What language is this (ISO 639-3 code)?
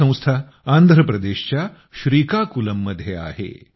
mar